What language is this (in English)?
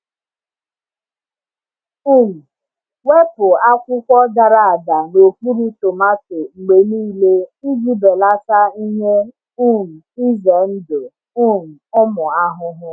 Igbo